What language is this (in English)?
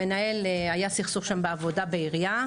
Hebrew